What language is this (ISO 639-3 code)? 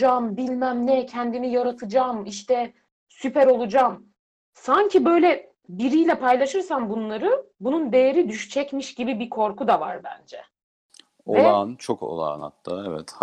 tur